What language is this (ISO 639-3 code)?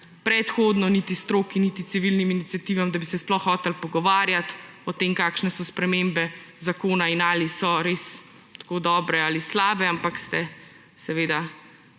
slv